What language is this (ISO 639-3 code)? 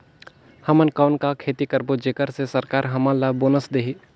hne